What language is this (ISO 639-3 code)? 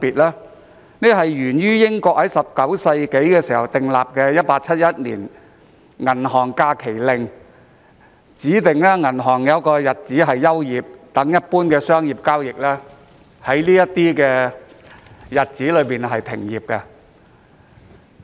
yue